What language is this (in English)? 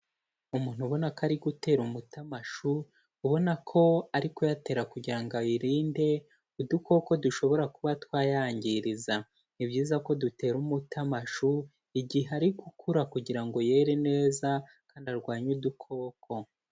Kinyarwanda